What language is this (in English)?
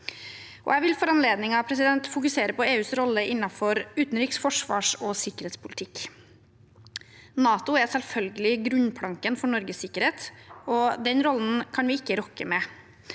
Norwegian